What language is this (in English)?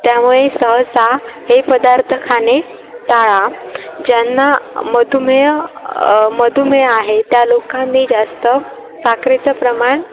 Marathi